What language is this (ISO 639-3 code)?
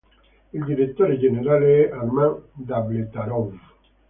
ita